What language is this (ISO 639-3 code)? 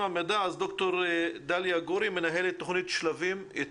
heb